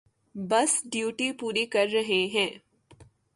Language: Urdu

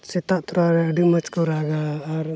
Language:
Santali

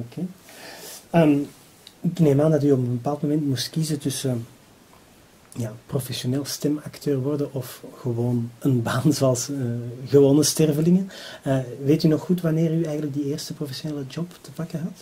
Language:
Dutch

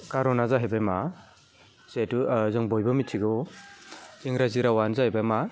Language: Bodo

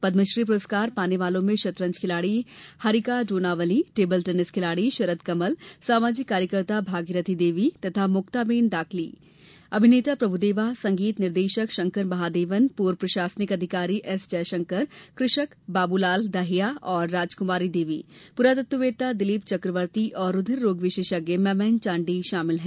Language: Hindi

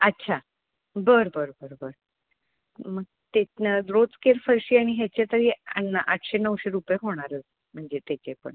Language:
Marathi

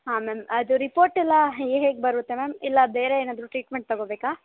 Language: Kannada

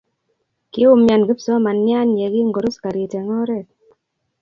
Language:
Kalenjin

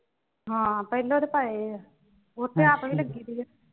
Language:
Punjabi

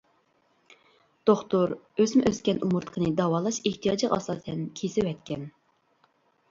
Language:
Uyghur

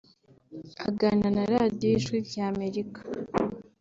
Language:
Kinyarwanda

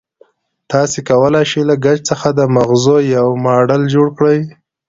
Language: Pashto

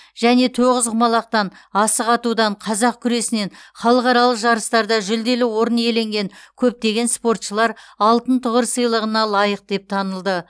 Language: Kazakh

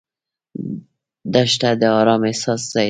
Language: Pashto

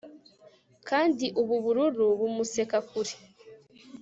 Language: Kinyarwanda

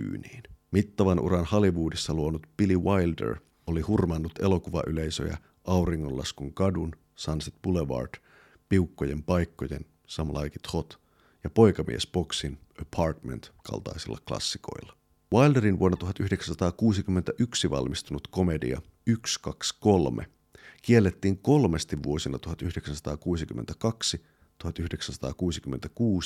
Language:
Finnish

